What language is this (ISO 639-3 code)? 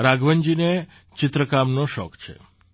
guj